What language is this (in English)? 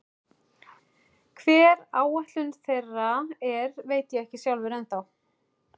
Icelandic